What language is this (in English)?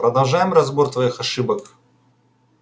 Russian